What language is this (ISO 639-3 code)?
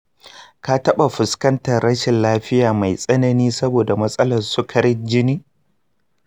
hau